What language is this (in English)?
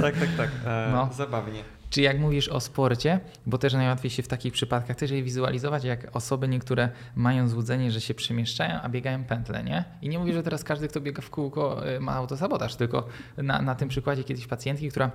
Polish